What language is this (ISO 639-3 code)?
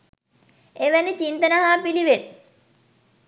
sin